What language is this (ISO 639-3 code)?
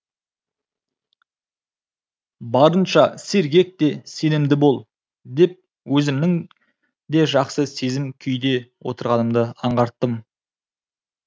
kaz